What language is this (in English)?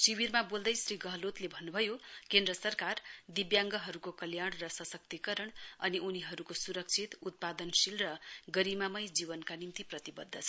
Nepali